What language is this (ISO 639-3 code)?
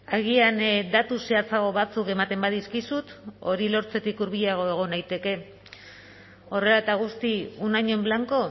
eus